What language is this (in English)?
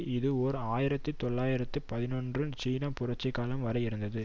Tamil